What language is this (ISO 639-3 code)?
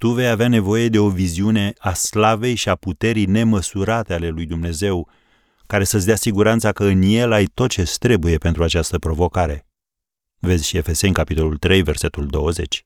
ron